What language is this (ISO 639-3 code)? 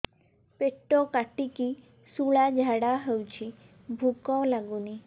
ori